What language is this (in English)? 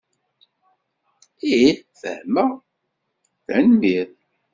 Kabyle